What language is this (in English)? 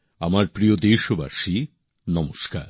Bangla